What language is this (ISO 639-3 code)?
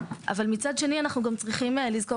heb